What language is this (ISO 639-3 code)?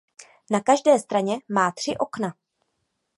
ces